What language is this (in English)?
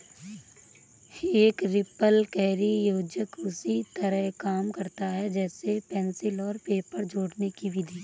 Hindi